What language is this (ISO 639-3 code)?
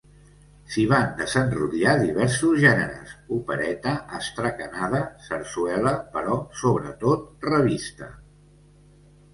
cat